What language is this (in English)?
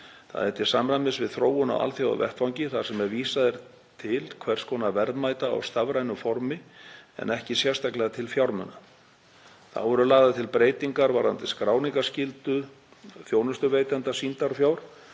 Icelandic